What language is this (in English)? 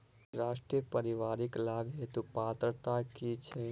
Maithili